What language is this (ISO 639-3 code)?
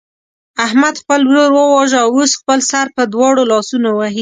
pus